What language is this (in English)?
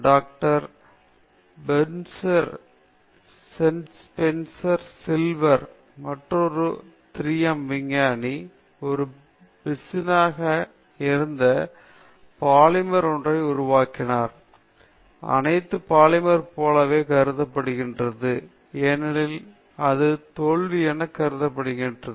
Tamil